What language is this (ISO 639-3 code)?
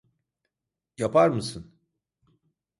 tur